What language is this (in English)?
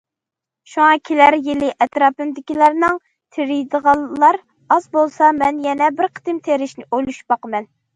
Uyghur